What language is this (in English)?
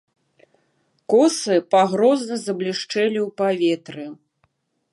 Belarusian